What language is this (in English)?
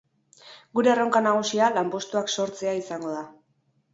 Basque